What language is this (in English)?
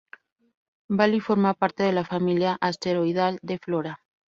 Spanish